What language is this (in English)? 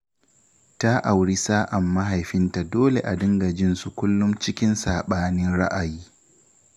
Hausa